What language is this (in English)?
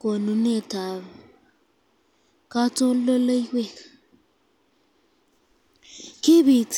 Kalenjin